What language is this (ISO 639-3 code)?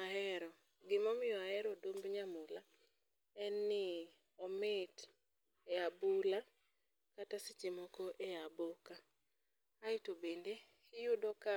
luo